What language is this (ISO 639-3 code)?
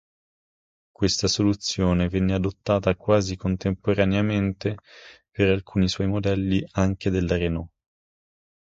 ita